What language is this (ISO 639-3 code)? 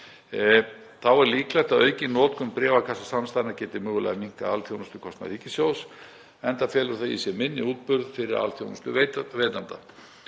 isl